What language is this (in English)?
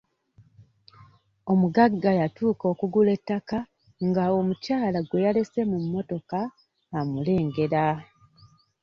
Ganda